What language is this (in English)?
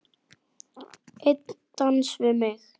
Icelandic